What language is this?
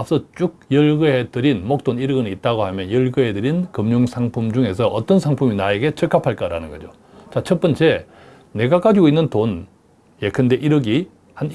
Korean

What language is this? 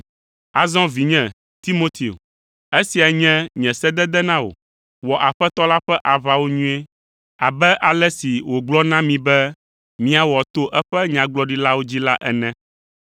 Ewe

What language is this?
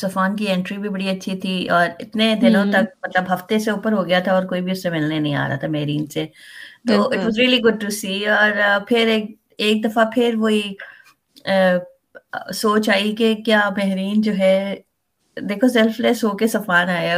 Urdu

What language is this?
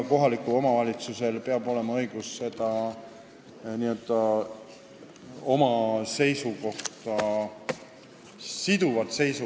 Estonian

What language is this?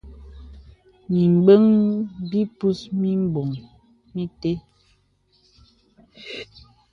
Bebele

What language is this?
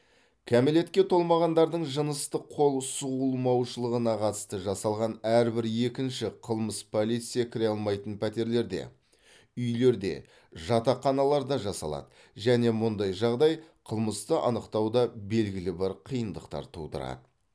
Kazakh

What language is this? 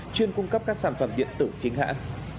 Vietnamese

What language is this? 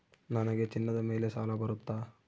Kannada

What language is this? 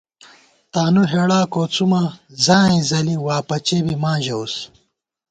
Gawar-Bati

